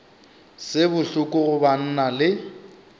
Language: Northern Sotho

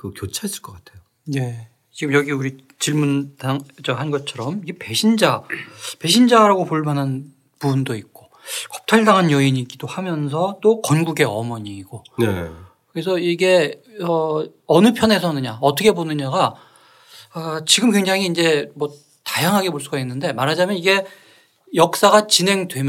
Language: Korean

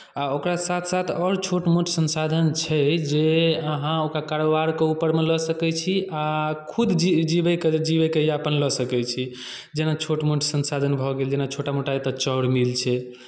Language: Maithili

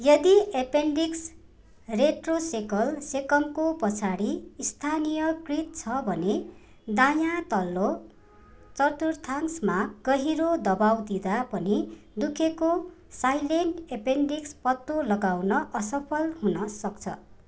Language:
Nepali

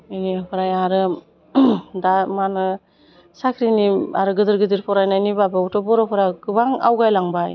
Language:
Bodo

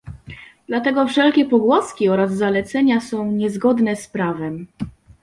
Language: Polish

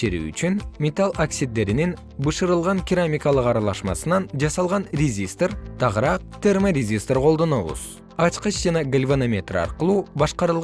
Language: Kyrgyz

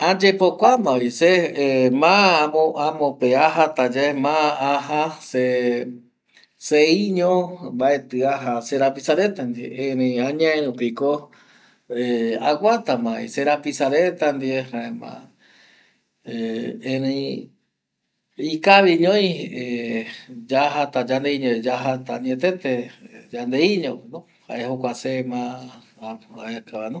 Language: Eastern Bolivian Guaraní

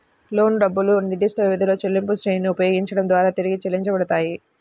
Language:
Telugu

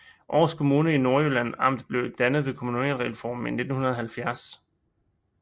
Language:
Danish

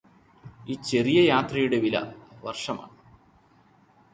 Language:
Malayalam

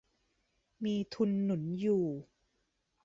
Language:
Thai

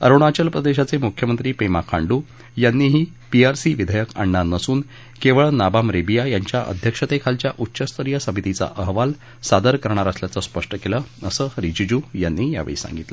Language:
Marathi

